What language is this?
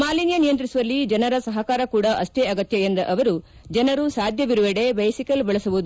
Kannada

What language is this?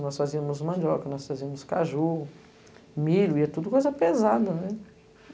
Portuguese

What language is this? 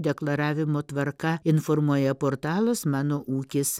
Lithuanian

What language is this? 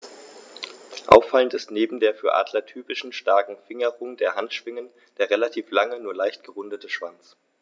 German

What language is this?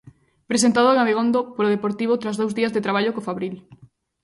Galician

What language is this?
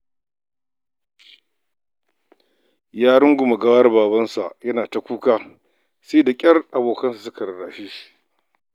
Hausa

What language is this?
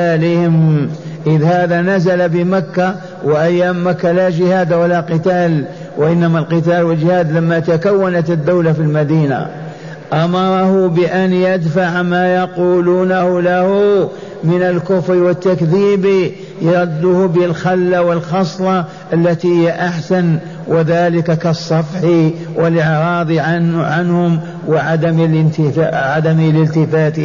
Arabic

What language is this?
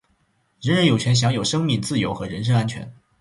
Chinese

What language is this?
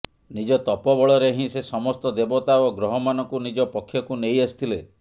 Odia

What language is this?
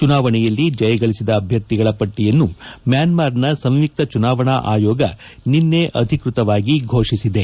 Kannada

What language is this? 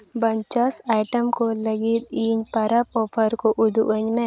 Santali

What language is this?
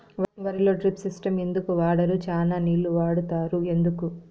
Telugu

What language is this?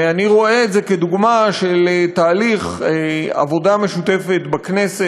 Hebrew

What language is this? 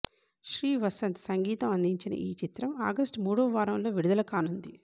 Telugu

